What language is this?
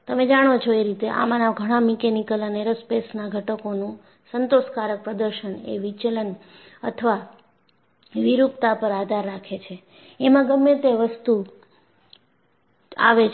Gujarati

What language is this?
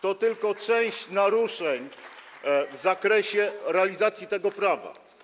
Polish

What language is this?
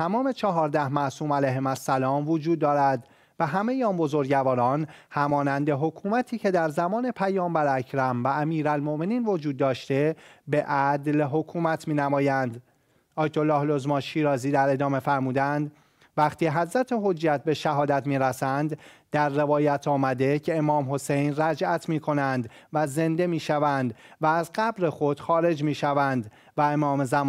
Persian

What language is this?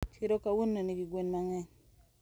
Luo (Kenya and Tanzania)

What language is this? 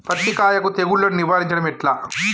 Telugu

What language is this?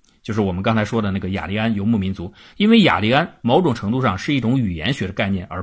Chinese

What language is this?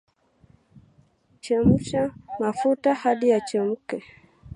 Swahili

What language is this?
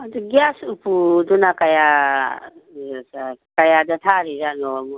Manipuri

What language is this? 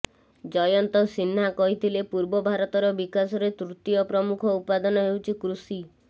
Odia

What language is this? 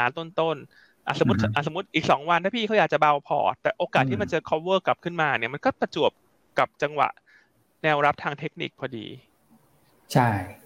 Thai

